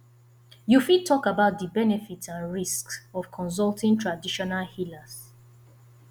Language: Nigerian Pidgin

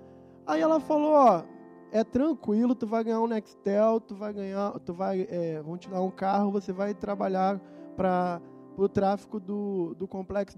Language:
Portuguese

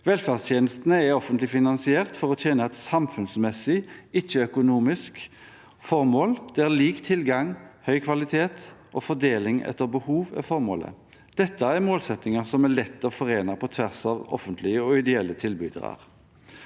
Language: Norwegian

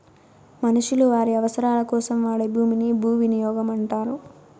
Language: Telugu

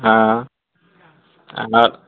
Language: Maithili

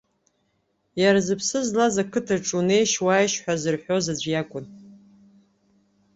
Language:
Abkhazian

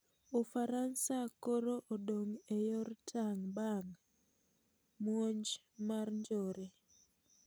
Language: Luo (Kenya and Tanzania)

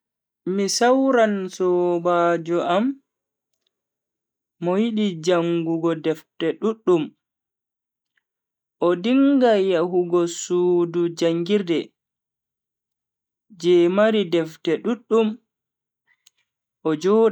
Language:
Bagirmi Fulfulde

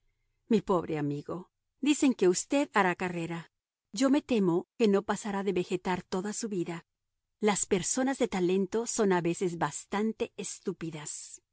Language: Spanish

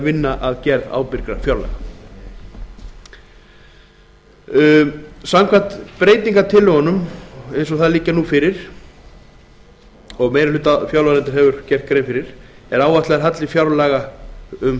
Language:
Icelandic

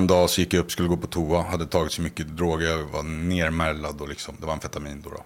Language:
Swedish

